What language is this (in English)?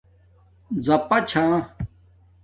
Domaaki